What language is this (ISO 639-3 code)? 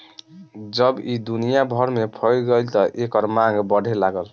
bho